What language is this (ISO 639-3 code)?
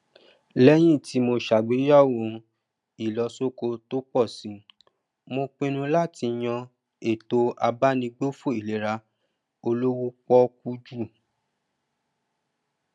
yor